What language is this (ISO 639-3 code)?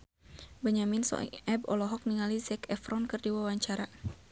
sun